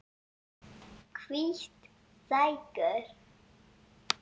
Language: Icelandic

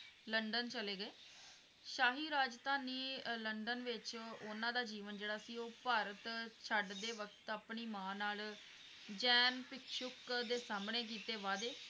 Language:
Punjabi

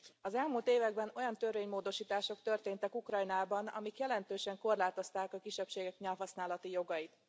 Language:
Hungarian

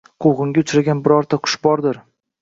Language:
Uzbek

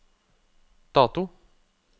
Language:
Norwegian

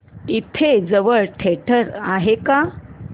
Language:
Marathi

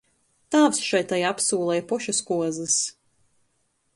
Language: Latgalian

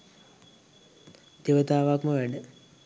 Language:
Sinhala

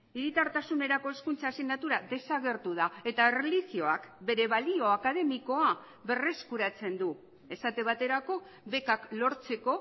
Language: Basque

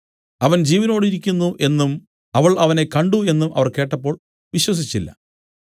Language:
Malayalam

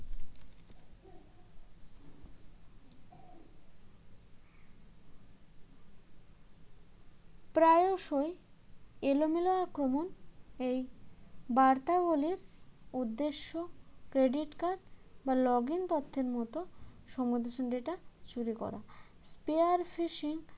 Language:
Bangla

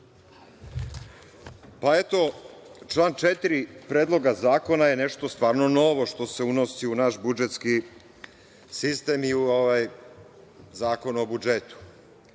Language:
Serbian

